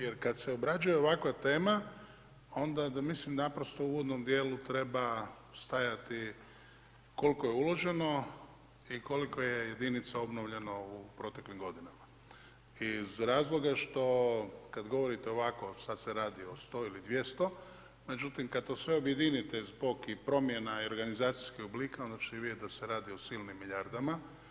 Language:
Croatian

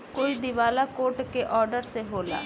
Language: Bhojpuri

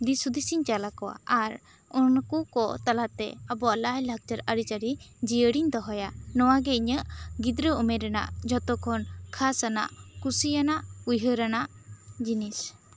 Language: Santali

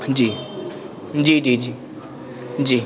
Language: Urdu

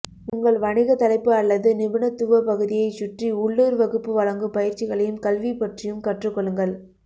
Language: Tamil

